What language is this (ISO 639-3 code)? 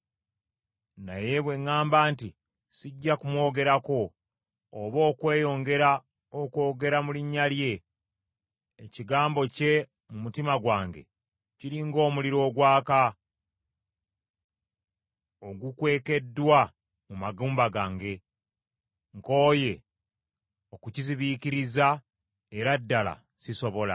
lug